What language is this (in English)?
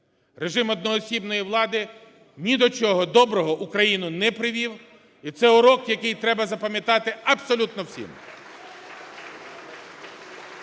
Ukrainian